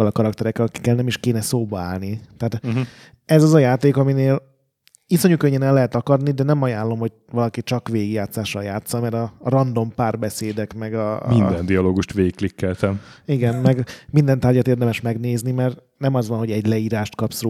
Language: Hungarian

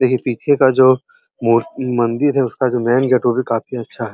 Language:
Hindi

